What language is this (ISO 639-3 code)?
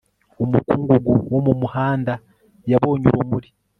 kin